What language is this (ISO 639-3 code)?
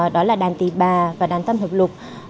vie